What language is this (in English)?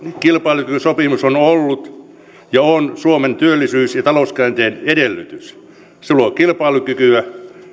Finnish